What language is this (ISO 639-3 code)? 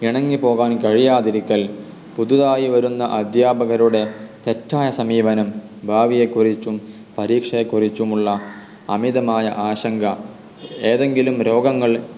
mal